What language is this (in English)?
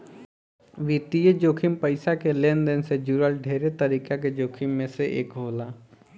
Bhojpuri